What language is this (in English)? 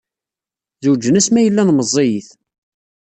Kabyle